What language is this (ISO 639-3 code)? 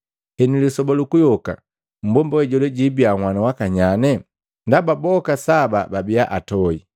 mgv